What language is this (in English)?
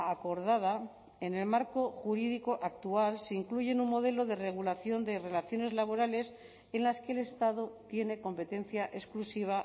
Spanish